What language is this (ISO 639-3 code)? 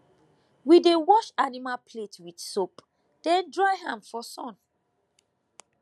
pcm